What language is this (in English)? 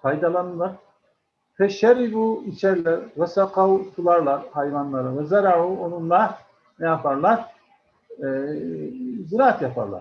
Turkish